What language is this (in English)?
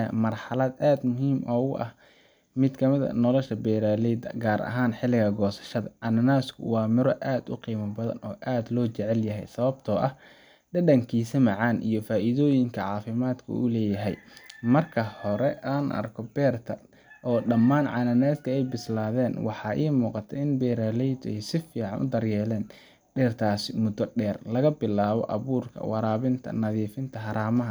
Somali